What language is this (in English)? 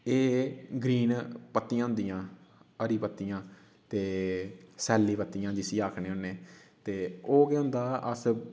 Dogri